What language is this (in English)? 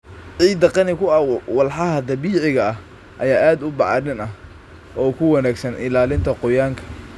Somali